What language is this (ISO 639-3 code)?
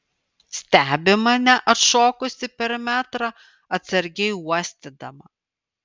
lit